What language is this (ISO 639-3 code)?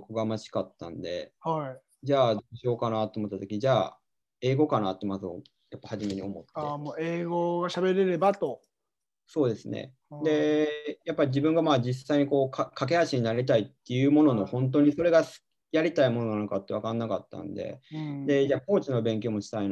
jpn